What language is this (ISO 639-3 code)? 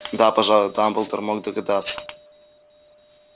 rus